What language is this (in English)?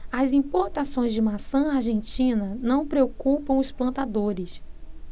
Portuguese